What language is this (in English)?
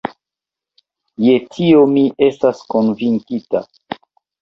Esperanto